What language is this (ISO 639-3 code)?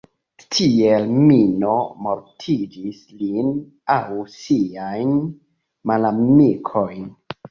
epo